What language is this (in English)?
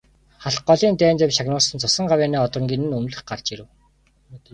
Mongolian